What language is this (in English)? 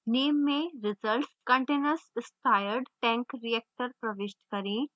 Hindi